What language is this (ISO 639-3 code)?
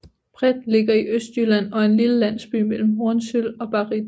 dan